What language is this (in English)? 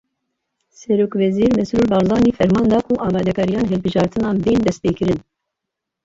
Kurdish